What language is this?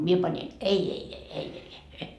Finnish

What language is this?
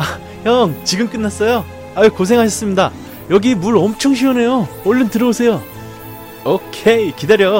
Korean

